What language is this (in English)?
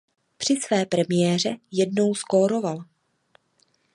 Czech